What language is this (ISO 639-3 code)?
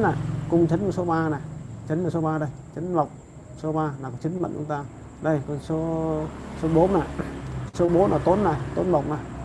vie